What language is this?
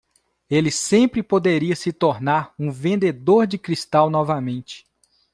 Portuguese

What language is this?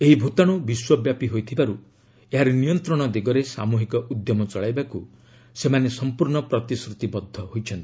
Odia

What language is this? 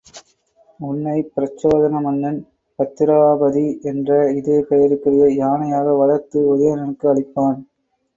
Tamil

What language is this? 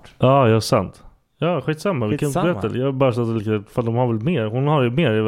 Swedish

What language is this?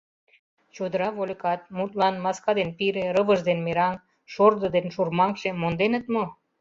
Mari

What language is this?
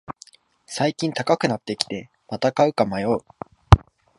Japanese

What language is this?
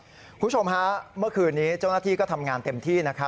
Thai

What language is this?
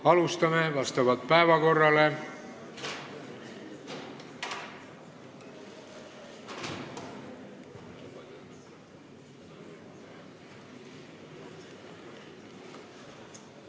Estonian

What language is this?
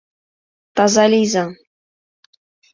Mari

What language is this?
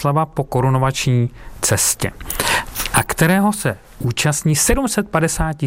Czech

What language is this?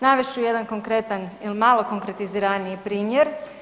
Croatian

